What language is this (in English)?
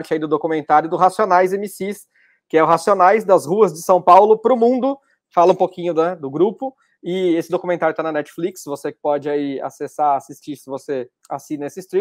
Portuguese